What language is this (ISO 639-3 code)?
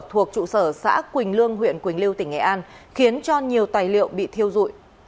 vie